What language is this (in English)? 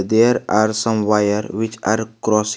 English